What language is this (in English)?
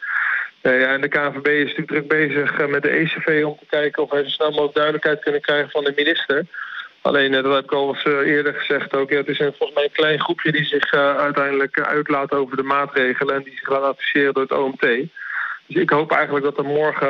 Dutch